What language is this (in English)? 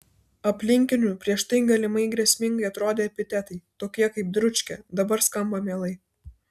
Lithuanian